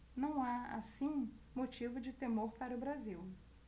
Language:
Portuguese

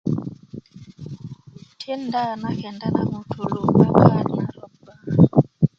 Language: Kuku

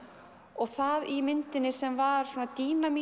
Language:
Icelandic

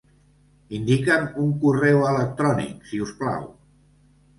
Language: Catalan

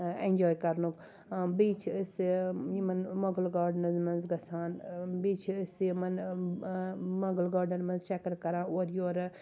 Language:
Kashmiri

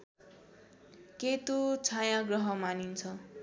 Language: Nepali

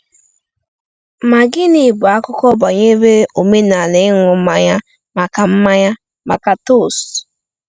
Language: Igbo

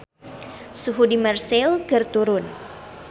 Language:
Sundanese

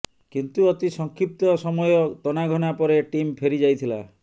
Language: Odia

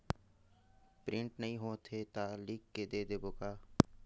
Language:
Chhattisgarhi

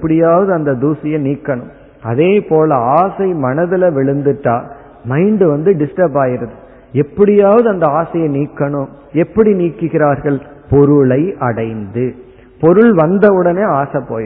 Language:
Tamil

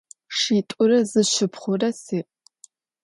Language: Adyghe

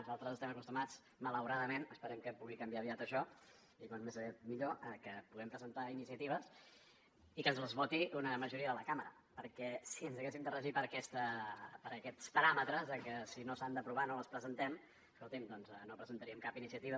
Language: Catalan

